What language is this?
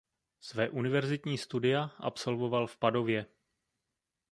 Czech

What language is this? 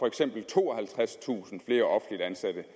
Danish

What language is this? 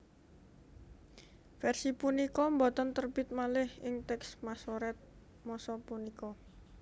Javanese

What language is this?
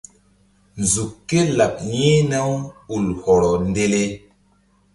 Mbum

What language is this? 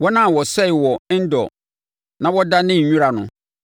Akan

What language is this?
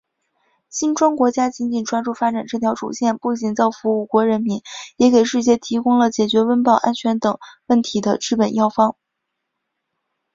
Chinese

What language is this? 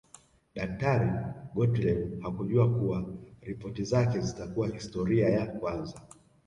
Swahili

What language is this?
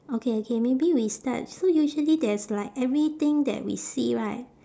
English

